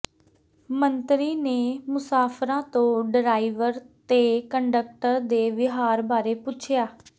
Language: Punjabi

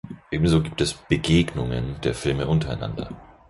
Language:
German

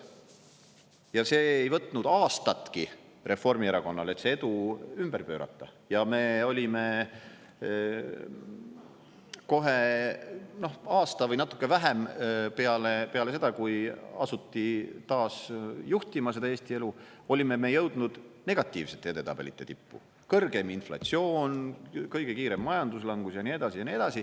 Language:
Estonian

